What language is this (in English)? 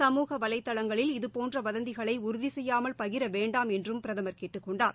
Tamil